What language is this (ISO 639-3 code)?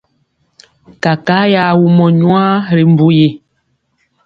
mcx